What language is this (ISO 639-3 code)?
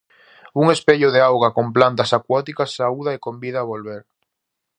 glg